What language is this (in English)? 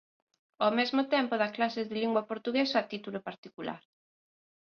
Galician